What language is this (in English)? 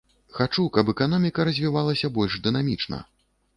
Belarusian